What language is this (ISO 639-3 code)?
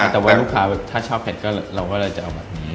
tha